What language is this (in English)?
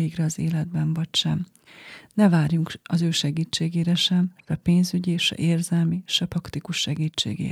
Hungarian